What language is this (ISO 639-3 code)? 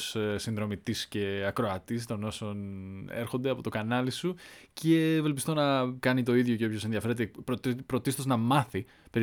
ell